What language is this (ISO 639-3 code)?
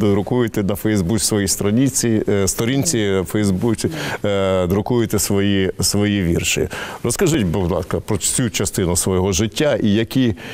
ukr